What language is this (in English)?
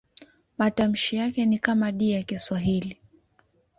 Swahili